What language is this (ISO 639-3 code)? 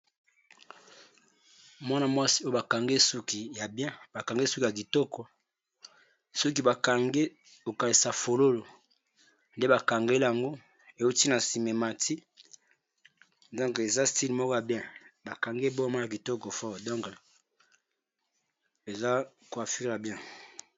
lin